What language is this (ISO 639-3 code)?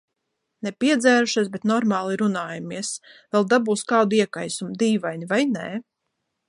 lav